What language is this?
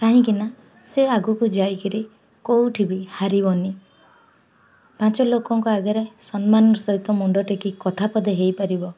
Odia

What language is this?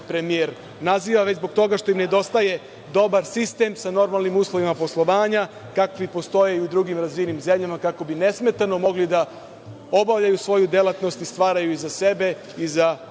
Serbian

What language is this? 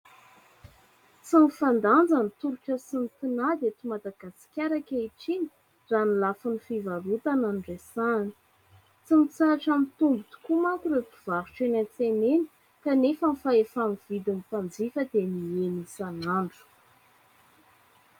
Malagasy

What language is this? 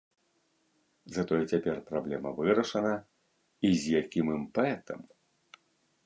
Belarusian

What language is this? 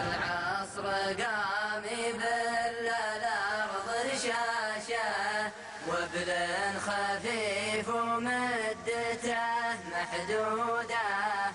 Arabic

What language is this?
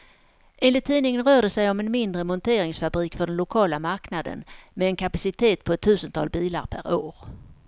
Swedish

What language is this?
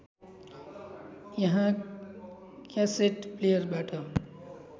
Nepali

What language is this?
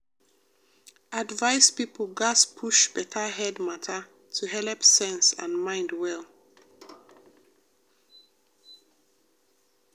Nigerian Pidgin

